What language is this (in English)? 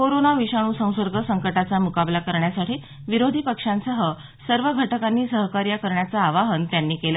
Marathi